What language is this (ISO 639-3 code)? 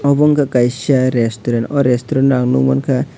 trp